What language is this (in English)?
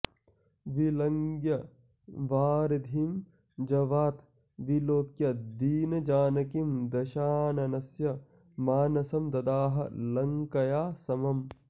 Sanskrit